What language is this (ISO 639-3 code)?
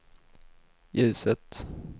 swe